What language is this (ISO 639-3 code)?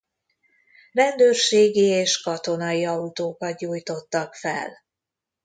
hun